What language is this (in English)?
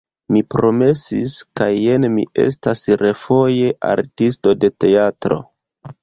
Esperanto